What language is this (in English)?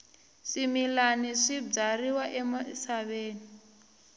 Tsonga